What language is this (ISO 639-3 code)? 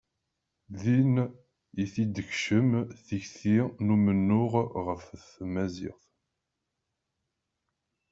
kab